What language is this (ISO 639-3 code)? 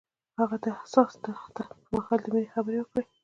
pus